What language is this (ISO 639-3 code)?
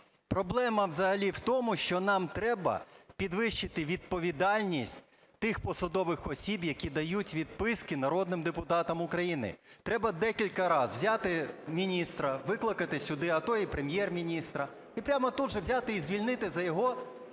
ukr